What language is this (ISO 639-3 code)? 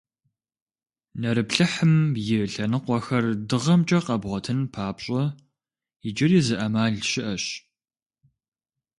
kbd